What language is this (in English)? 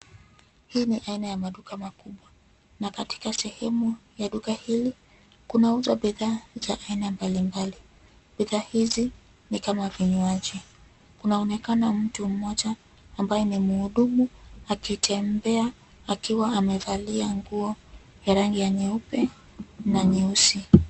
Swahili